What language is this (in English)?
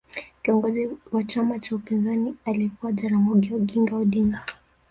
Swahili